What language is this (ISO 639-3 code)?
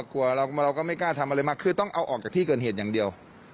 tha